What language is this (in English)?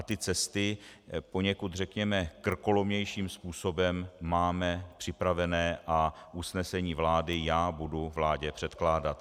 Czech